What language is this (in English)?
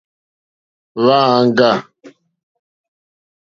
Mokpwe